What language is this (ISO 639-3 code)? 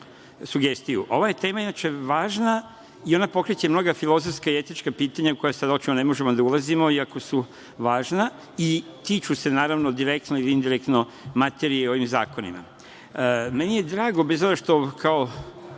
srp